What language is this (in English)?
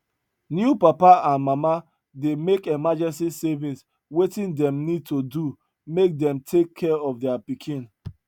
Nigerian Pidgin